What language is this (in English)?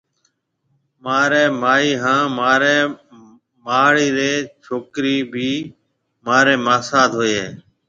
Marwari (Pakistan)